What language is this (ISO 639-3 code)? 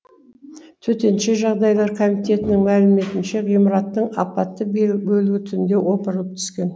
kaz